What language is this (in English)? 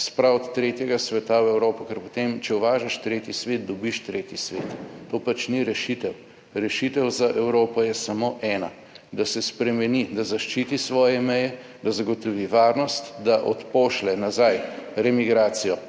Slovenian